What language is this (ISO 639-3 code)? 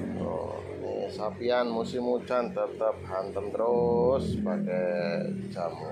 ind